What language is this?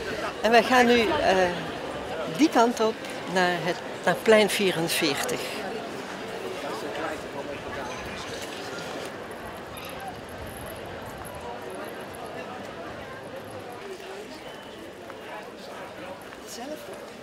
Dutch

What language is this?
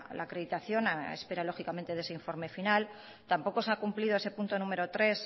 Spanish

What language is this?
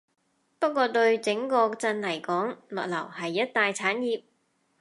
Cantonese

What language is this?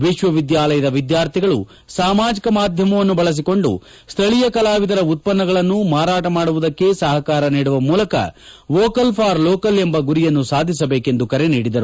Kannada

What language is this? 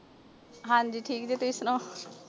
Punjabi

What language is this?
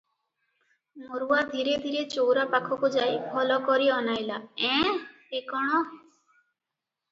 Odia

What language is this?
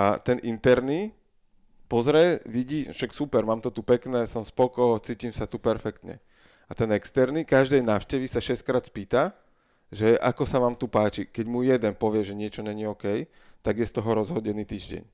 Slovak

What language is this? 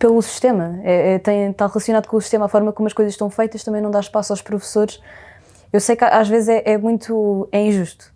Portuguese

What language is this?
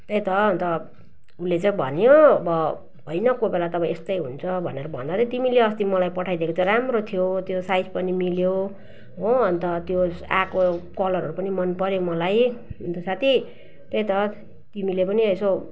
Nepali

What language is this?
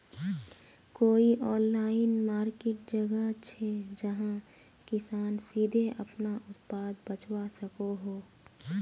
Magahi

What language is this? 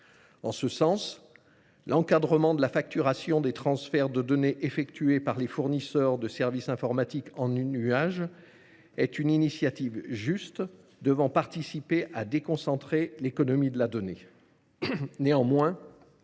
French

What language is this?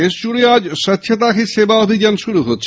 Bangla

